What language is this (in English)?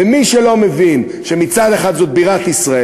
Hebrew